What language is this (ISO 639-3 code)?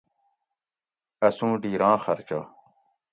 gwc